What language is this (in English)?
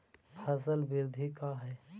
Magahi